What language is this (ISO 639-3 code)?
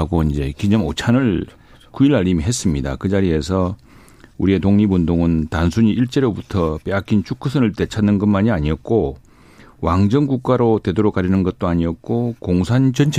kor